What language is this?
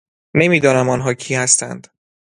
Persian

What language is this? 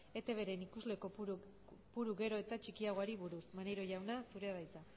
Basque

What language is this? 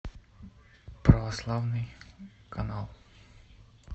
Russian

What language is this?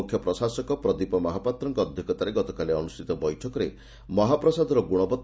Odia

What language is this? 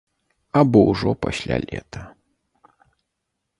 Belarusian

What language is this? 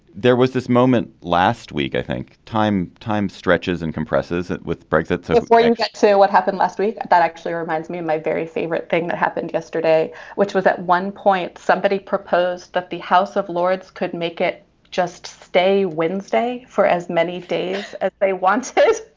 English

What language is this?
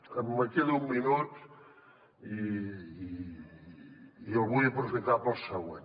Catalan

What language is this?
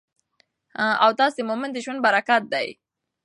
Pashto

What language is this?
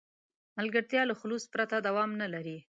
Pashto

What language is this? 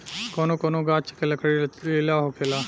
Bhojpuri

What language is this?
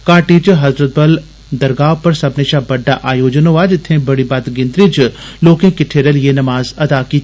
Dogri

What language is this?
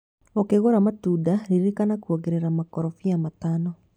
Kikuyu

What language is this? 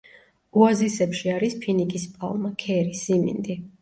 Georgian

